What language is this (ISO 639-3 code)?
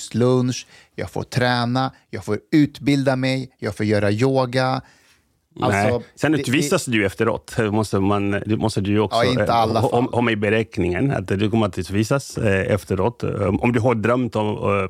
swe